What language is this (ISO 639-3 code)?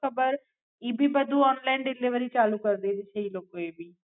guj